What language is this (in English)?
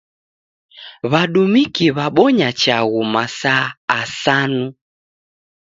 Taita